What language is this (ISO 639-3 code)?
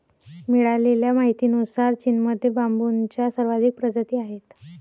mar